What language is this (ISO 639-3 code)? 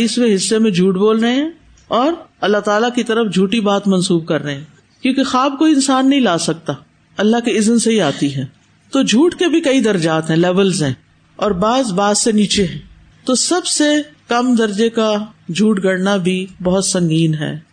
urd